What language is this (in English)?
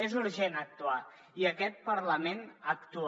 Catalan